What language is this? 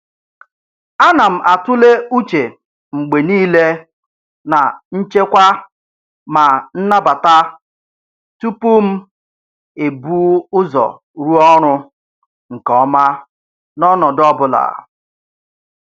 Igbo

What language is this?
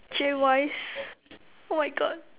English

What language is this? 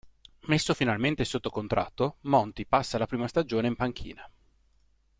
Italian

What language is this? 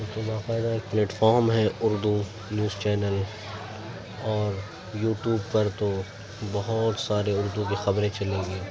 Urdu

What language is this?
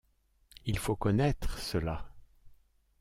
French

